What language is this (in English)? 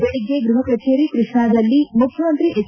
Kannada